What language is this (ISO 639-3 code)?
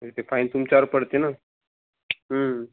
mar